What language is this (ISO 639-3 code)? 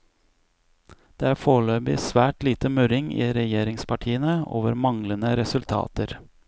nor